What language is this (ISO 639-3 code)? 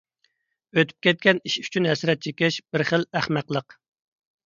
uig